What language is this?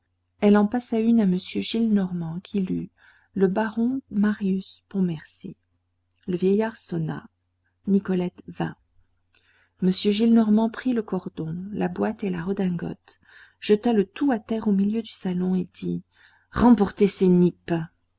French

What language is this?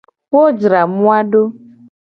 Gen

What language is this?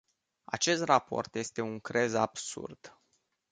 Romanian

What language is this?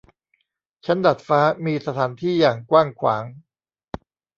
Thai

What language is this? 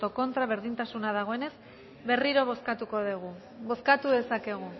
Basque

